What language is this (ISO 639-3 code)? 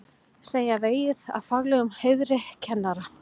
isl